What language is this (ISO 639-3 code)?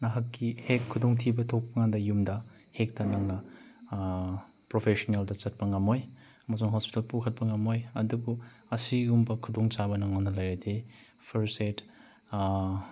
mni